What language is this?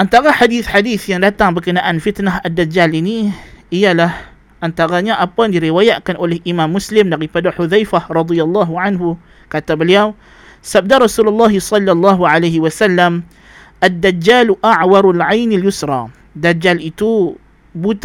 Malay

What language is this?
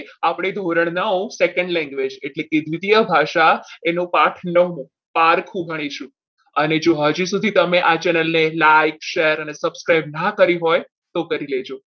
Gujarati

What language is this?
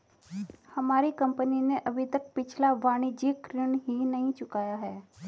Hindi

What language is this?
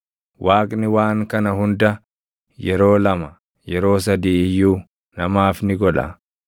Oromo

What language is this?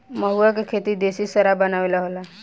Bhojpuri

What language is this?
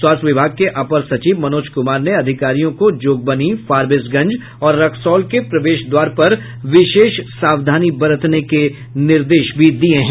Hindi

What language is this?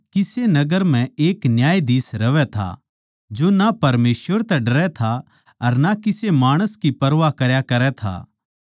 Haryanvi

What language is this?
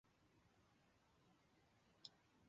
Chinese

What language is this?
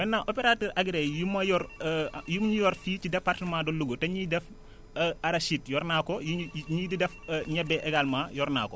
Wolof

